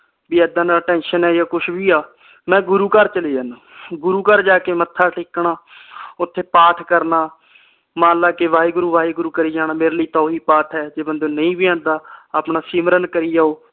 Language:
Punjabi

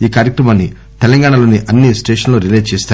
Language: Telugu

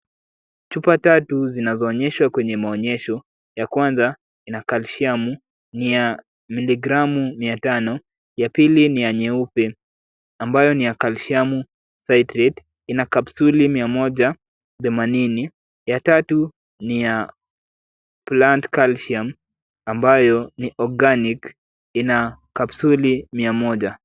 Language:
Swahili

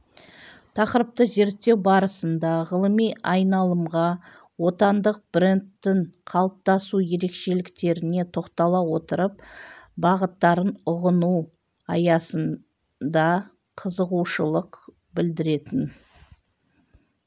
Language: Kazakh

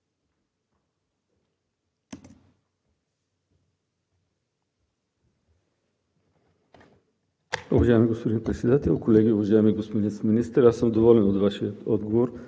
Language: Bulgarian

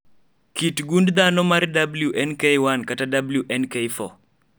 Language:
Luo (Kenya and Tanzania)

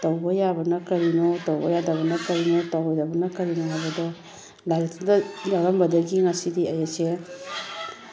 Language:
Manipuri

